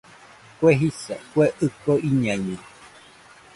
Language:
Nüpode Huitoto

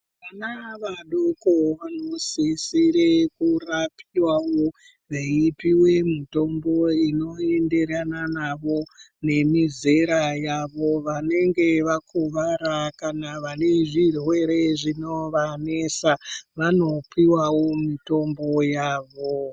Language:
Ndau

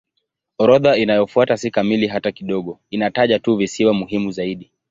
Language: Swahili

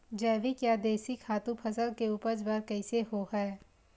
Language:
Chhattisgarhi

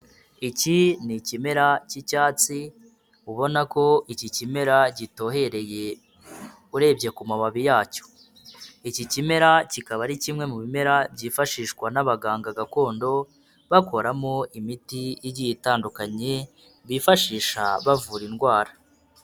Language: Kinyarwanda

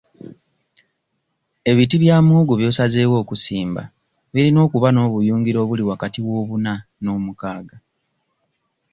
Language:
Ganda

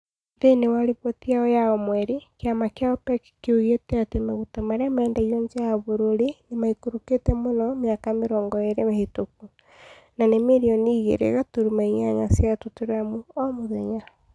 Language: Kikuyu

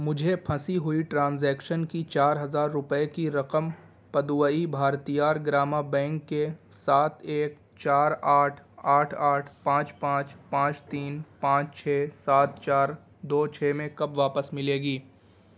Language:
Urdu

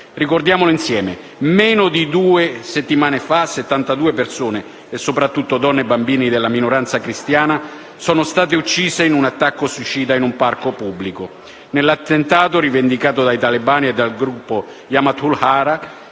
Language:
Italian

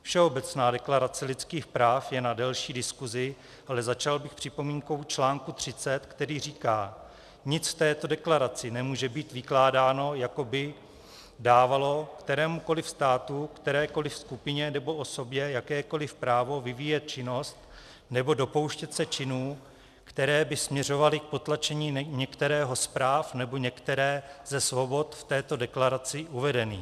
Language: Czech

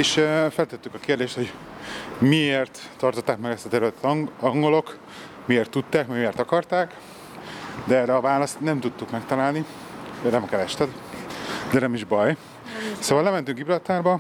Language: Hungarian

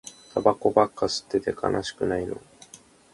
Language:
Japanese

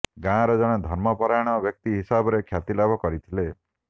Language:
Odia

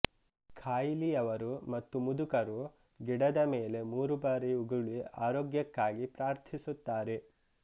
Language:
Kannada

